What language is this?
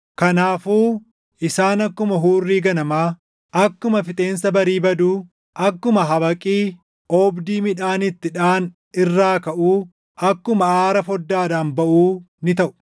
Oromo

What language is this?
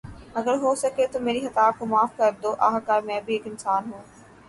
Urdu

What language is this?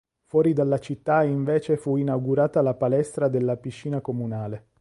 Italian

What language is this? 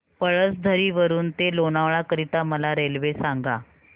Marathi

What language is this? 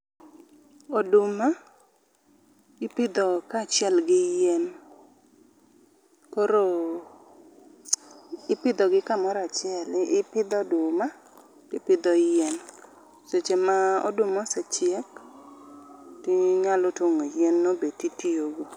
Luo (Kenya and Tanzania)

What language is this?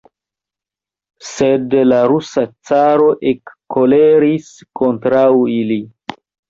Esperanto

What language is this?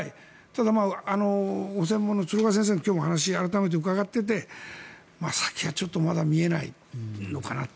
Japanese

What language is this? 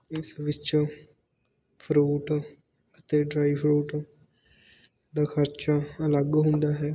Punjabi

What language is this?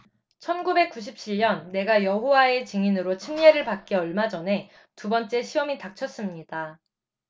Korean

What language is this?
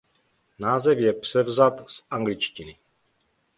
Czech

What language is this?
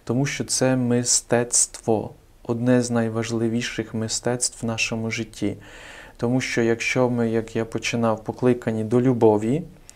Ukrainian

